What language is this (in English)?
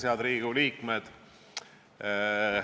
Estonian